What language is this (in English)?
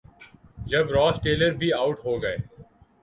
Urdu